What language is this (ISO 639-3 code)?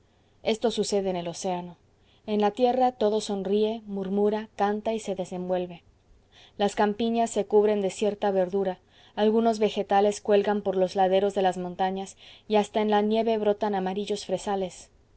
spa